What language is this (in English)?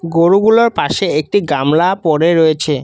Bangla